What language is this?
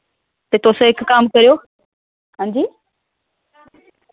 Dogri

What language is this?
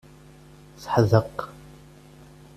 Kabyle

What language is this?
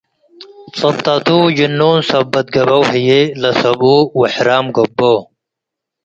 Tigre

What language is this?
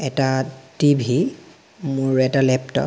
Assamese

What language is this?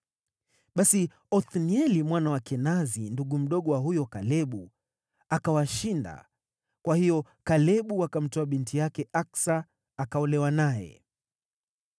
Swahili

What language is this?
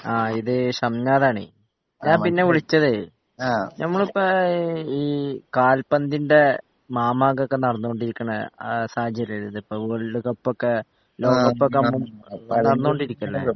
Malayalam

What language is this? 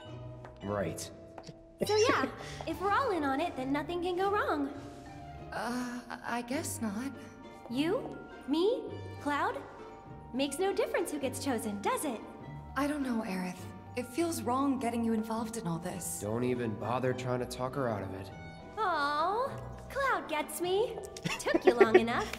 English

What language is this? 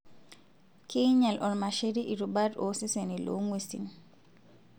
Masai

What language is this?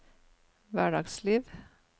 Norwegian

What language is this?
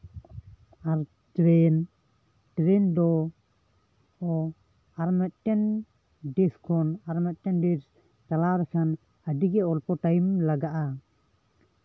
Santali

